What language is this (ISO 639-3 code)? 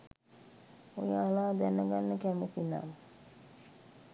sin